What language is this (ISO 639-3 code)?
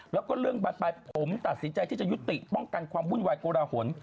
tha